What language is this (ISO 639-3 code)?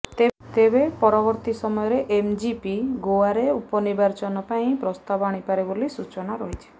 ori